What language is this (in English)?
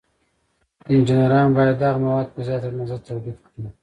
Pashto